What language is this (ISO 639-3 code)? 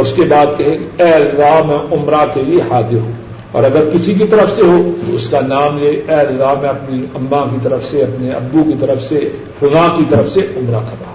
urd